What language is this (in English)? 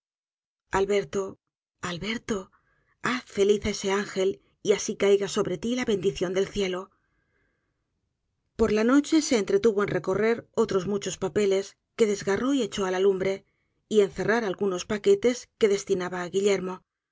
Spanish